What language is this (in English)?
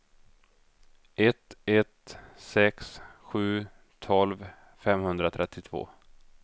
Swedish